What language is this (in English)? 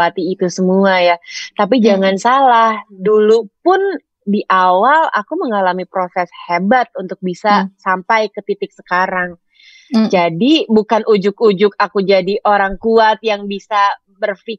Indonesian